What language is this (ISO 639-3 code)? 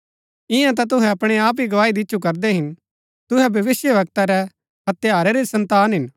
gbk